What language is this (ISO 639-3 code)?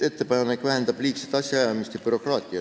est